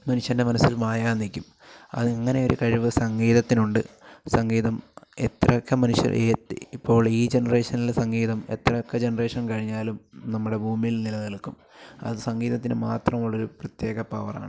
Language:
Malayalam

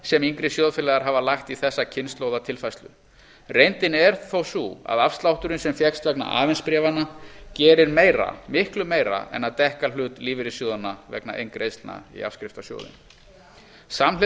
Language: Icelandic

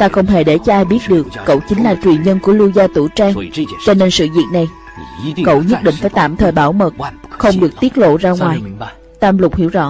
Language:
Vietnamese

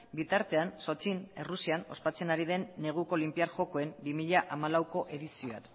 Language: Basque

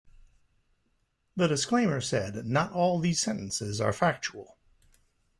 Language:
English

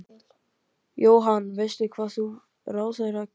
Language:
Icelandic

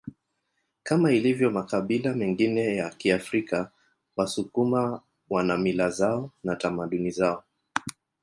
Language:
Swahili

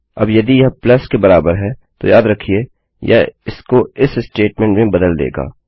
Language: Hindi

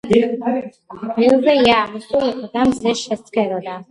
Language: Georgian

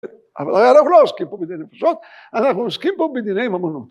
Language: Hebrew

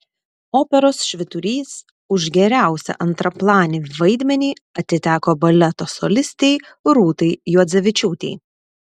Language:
Lithuanian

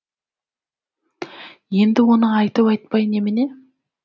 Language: Kazakh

